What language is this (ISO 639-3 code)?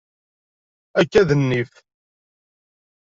kab